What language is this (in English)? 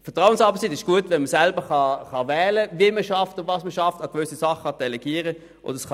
Swiss German